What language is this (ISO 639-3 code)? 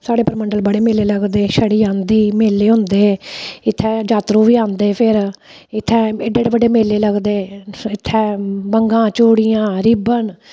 doi